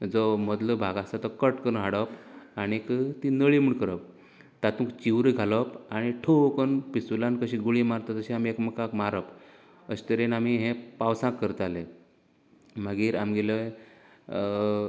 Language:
Konkani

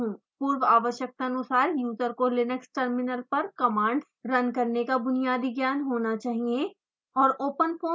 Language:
Hindi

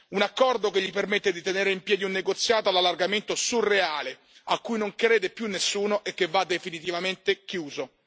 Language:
Italian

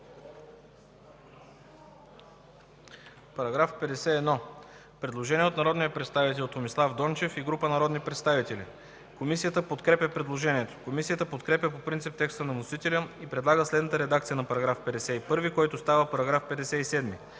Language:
Bulgarian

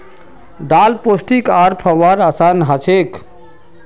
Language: Magahi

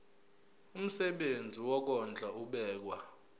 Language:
Zulu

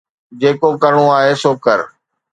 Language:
Sindhi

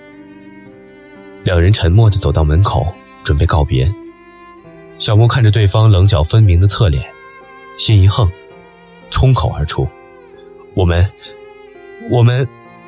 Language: Chinese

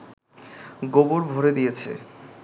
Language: Bangla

